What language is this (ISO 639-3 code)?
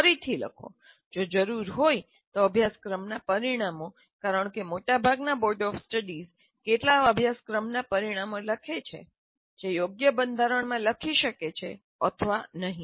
guj